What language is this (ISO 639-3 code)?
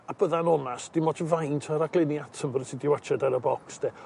cym